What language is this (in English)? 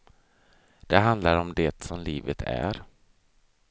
Swedish